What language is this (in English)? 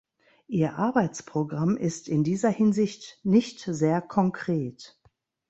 German